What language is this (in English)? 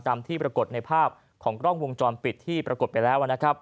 Thai